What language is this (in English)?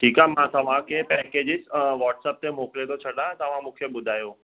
Sindhi